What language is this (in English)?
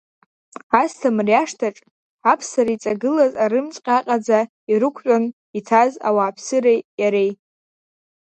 Abkhazian